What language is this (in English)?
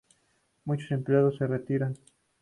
Spanish